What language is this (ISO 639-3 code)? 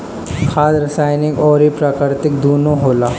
bho